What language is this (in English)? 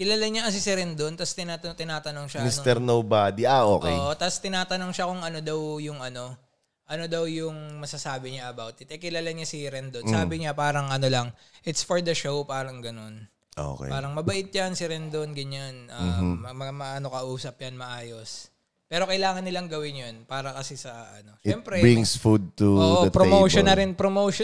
Filipino